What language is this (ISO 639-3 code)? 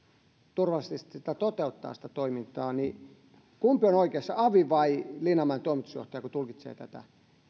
fin